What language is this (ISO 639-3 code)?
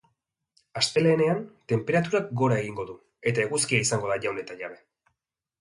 eus